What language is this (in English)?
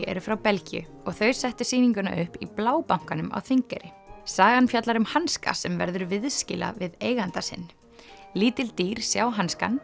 Icelandic